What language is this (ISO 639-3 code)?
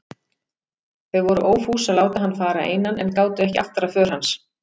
isl